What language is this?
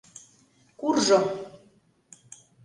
Mari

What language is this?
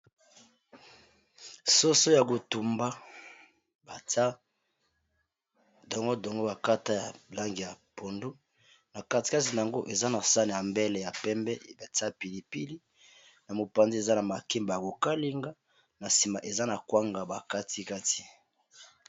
Lingala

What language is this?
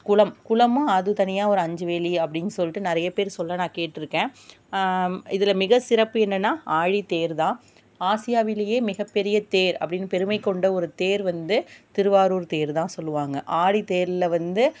Tamil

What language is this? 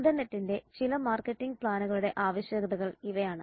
Malayalam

